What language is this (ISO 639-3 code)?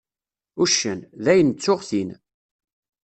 kab